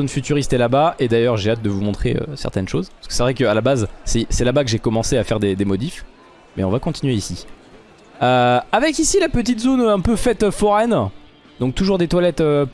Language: French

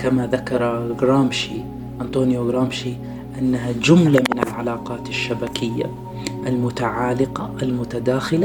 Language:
Arabic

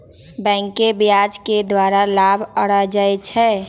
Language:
Magahi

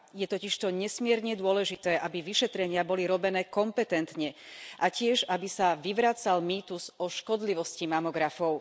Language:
Slovak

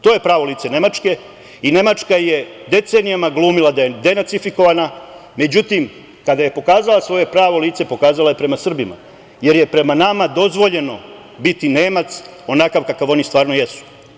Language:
Serbian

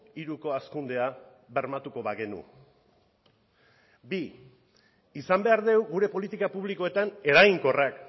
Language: Basque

